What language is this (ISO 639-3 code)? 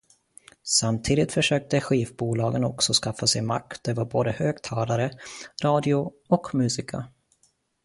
swe